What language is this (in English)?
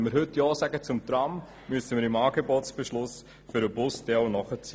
Swiss German